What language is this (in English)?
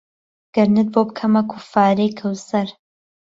Central Kurdish